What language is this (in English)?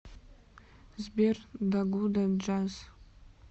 Russian